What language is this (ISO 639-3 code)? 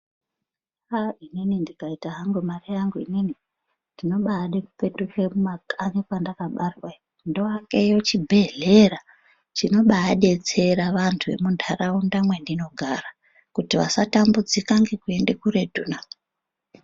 ndc